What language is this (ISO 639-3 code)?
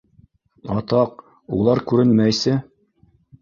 bak